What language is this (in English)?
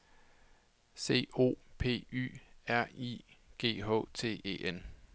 Danish